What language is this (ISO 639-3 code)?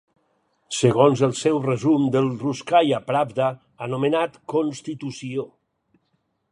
cat